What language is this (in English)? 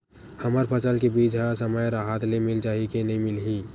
Chhattisgarhi